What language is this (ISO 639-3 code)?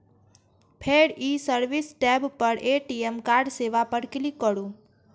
mai